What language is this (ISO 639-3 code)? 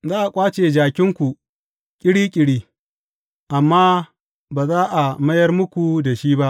hau